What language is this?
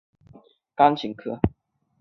Chinese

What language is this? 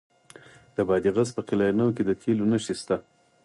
Pashto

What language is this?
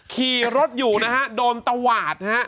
Thai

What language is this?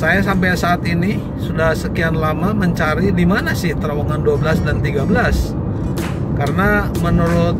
Indonesian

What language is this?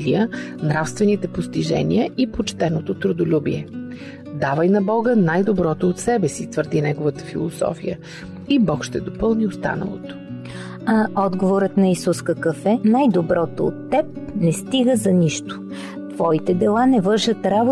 Bulgarian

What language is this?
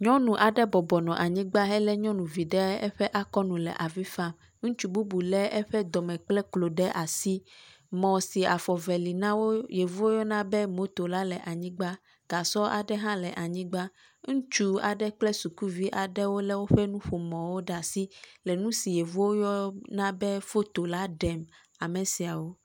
Ewe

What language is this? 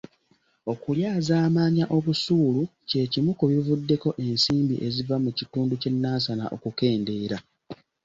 Ganda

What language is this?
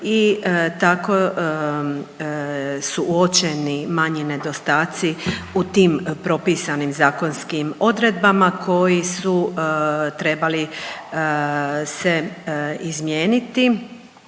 Croatian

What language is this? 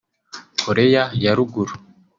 Kinyarwanda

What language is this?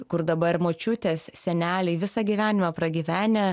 Lithuanian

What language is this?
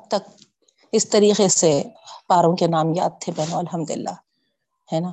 Urdu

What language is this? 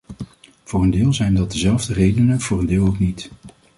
Dutch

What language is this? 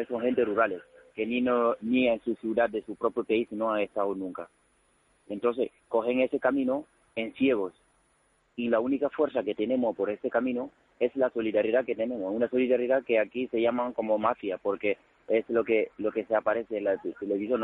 Spanish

